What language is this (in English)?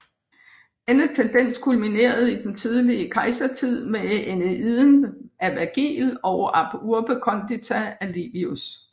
Danish